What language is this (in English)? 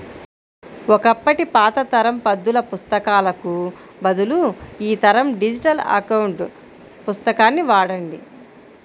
Telugu